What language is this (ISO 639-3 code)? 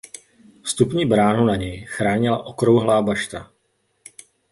ces